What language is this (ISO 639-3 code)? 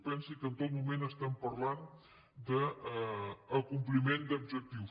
cat